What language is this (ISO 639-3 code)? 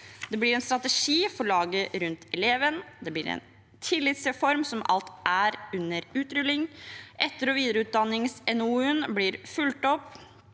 nor